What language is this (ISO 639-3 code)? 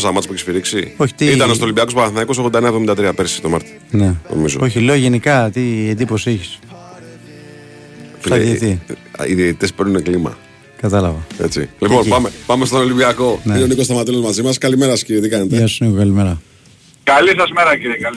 ell